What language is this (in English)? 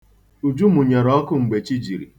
Igbo